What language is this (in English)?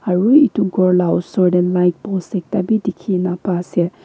Naga Pidgin